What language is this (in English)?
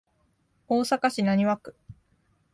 Japanese